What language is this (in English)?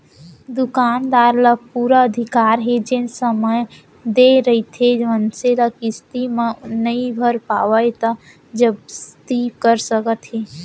Chhattisgarhi